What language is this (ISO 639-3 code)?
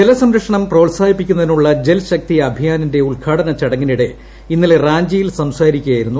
mal